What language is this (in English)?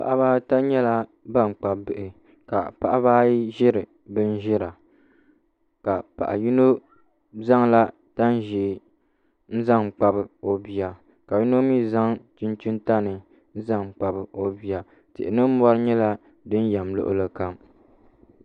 Dagbani